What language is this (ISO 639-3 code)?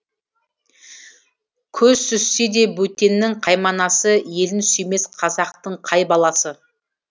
kaz